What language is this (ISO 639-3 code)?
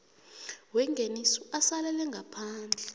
nbl